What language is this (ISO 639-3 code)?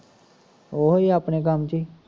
pan